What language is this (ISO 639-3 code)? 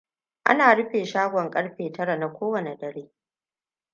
hau